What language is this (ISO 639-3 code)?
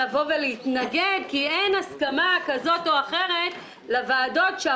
heb